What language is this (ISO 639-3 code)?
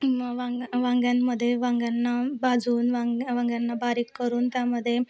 mar